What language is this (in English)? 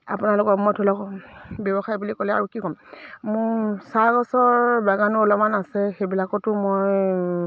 Assamese